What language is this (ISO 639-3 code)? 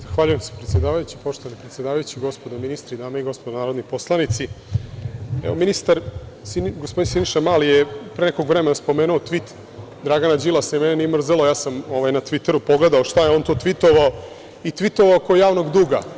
srp